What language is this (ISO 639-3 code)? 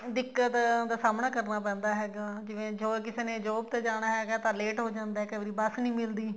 pan